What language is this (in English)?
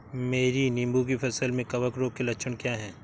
Hindi